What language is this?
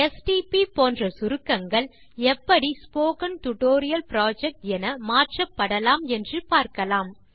Tamil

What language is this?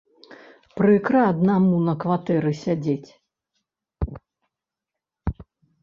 Belarusian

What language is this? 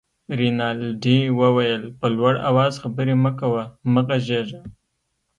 Pashto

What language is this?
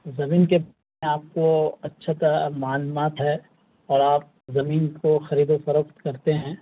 Urdu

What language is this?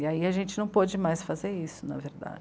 Portuguese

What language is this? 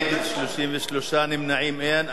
Hebrew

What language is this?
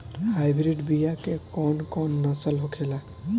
Bhojpuri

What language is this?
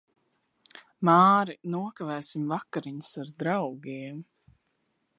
Latvian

